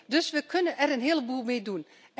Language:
Dutch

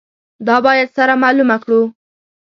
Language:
Pashto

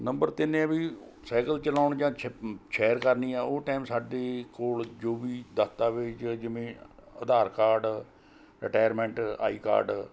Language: Punjabi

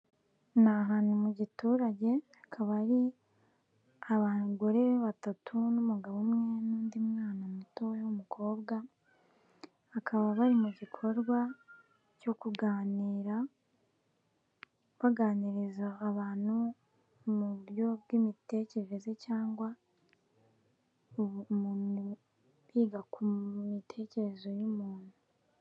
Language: Kinyarwanda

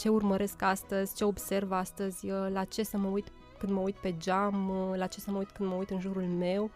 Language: Romanian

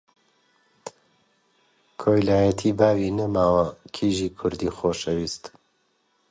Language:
Central Kurdish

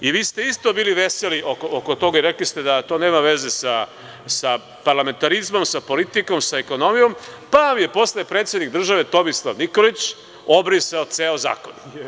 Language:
Serbian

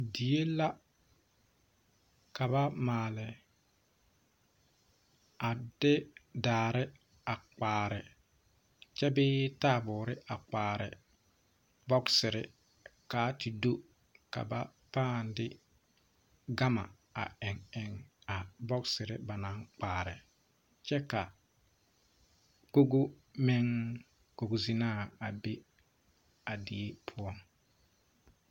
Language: Southern Dagaare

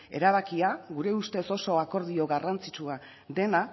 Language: Basque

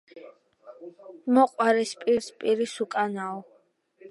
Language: Georgian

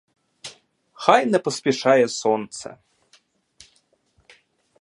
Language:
Ukrainian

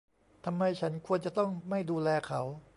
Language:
Thai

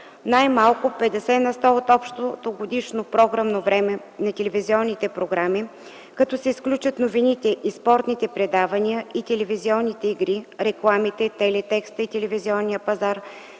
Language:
Bulgarian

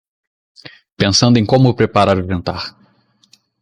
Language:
Portuguese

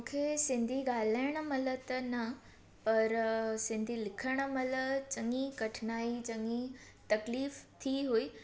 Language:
Sindhi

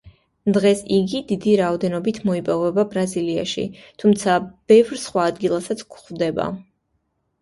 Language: Georgian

